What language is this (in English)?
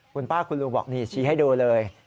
Thai